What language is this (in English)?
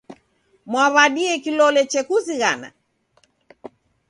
Taita